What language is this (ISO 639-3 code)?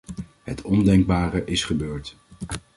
nld